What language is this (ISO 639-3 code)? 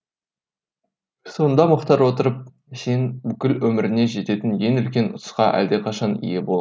kaz